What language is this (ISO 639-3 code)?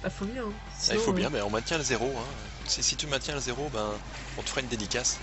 fra